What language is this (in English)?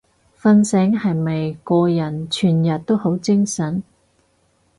Cantonese